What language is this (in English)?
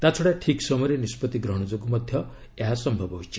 Odia